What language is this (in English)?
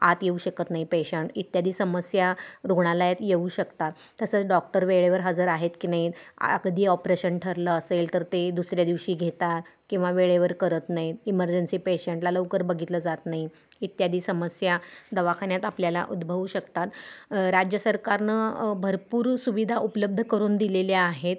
Marathi